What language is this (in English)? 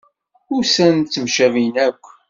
Kabyle